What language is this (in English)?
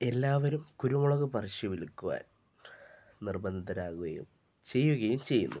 Malayalam